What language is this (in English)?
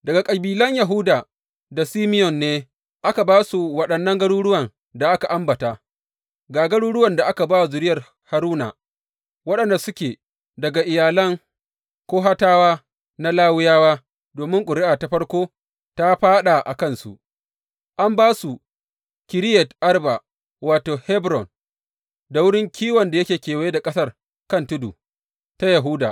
Hausa